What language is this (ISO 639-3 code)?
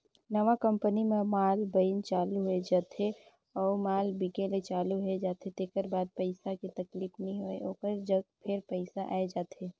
hne